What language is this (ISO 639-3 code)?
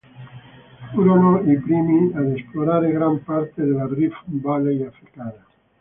ita